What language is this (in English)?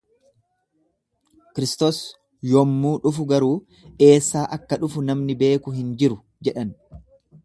Oromo